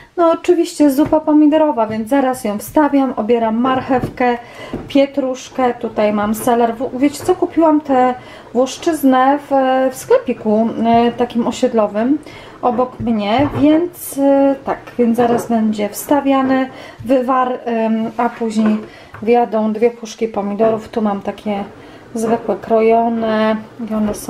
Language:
Polish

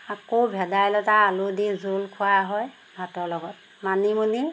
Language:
Assamese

